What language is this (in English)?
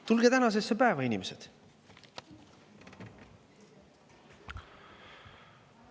Estonian